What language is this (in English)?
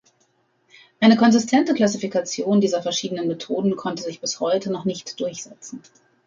German